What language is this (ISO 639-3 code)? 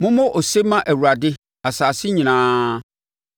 aka